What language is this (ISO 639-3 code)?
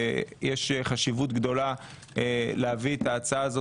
heb